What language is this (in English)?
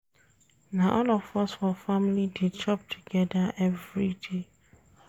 Nigerian Pidgin